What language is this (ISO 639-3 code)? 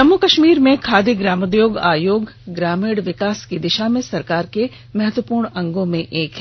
hin